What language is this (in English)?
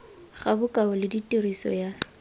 Tswana